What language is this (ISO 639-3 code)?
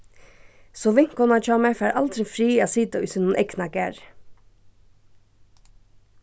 fao